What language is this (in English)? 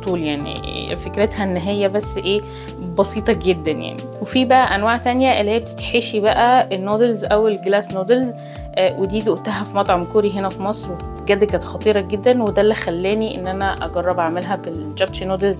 Arabic